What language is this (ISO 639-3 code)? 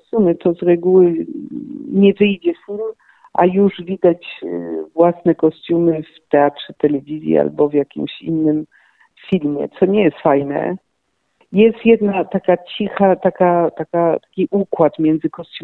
pol